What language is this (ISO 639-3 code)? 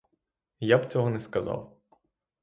ukr